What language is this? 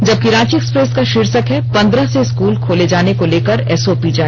Hindi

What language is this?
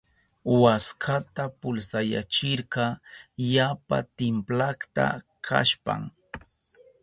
Southern Pastaza Quechua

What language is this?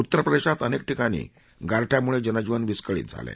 Marathi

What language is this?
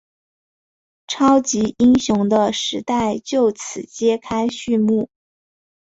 Chinese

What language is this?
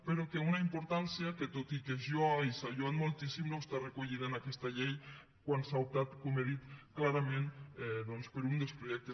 Catalan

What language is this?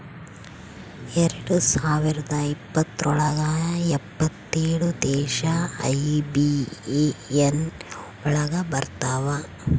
Kannada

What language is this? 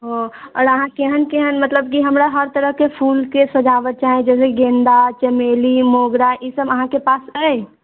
Maithili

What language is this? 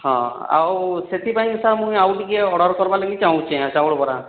Odia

